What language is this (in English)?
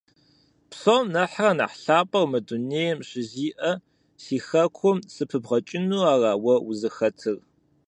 Kabardian